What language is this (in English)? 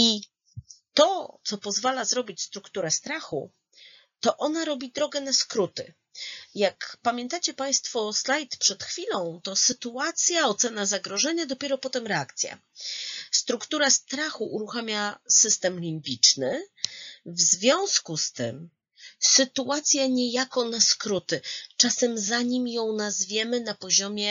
Polish